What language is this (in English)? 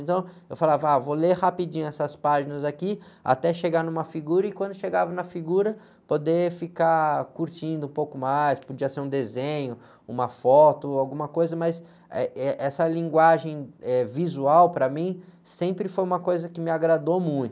Portuguese